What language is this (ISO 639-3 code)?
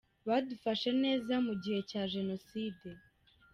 kin